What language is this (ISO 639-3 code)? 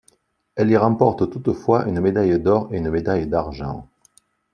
fra